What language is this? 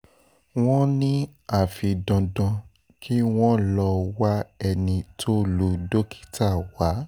Yoruba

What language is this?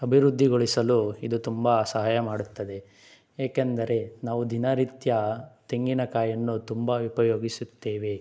Kannada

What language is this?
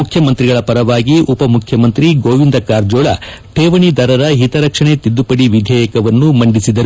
Kannada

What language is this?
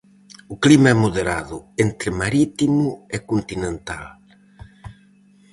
Galician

